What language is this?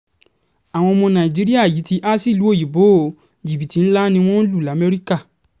Yoruba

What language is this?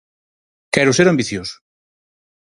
Galician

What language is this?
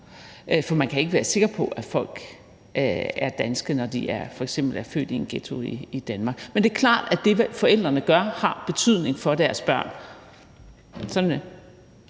Danish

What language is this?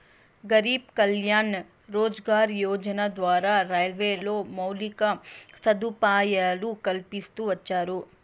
Telugu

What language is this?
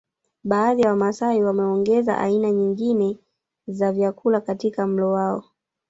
Swahili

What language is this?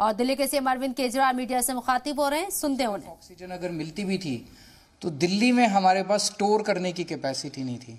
Hindi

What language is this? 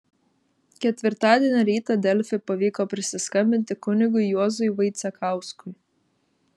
Lithuanian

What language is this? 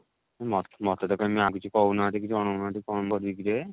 Odia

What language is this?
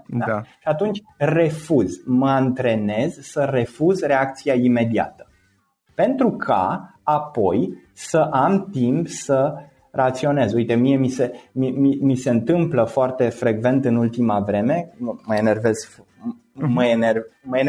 Romanian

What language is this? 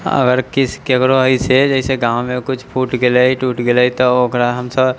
Maithili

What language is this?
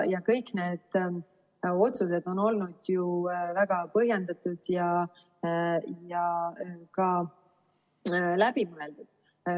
Estonian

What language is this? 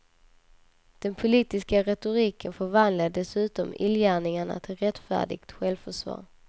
Swedish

